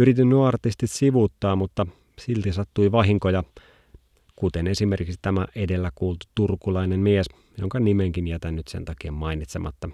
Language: Finnish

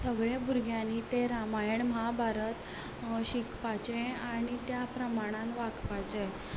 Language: Konkani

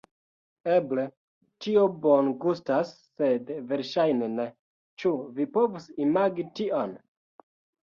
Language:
Esperanto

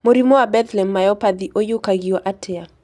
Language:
Kikuyu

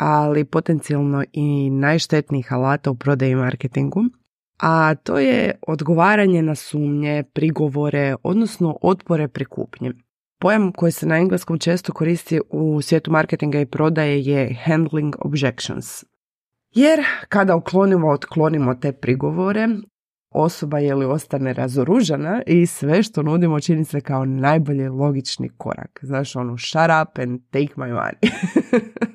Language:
Croatian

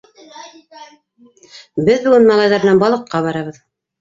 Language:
Bashkir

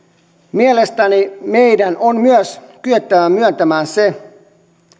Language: Finnish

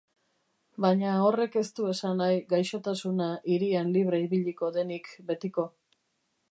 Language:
Basque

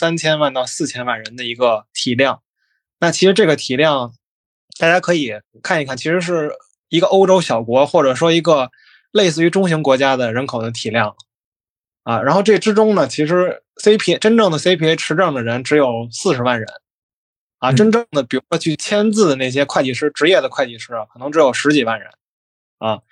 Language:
Chinese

